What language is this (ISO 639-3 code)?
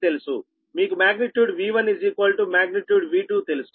tel